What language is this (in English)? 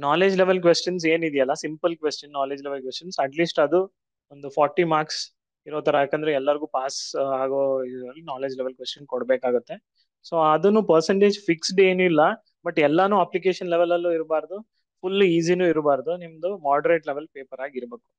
Kannada